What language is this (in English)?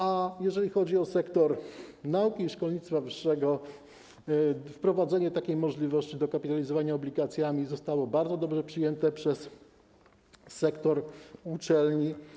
Polish